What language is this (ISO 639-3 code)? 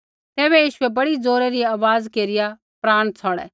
kfx